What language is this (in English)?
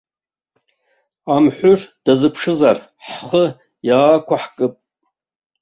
Abkhazian